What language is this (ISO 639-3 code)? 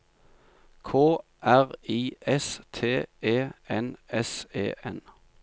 nor